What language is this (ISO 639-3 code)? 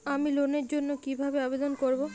ben